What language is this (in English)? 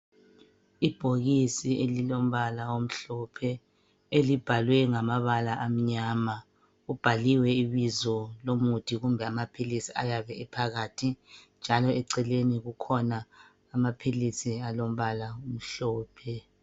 North Ndebele